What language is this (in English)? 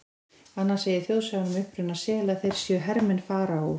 Icelandic